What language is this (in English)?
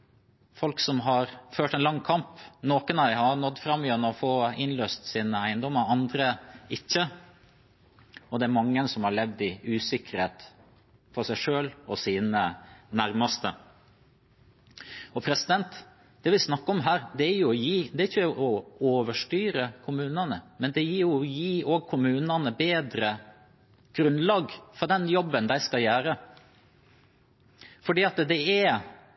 Norwegian Bokmål